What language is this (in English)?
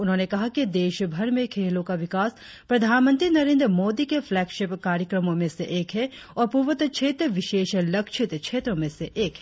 Hindi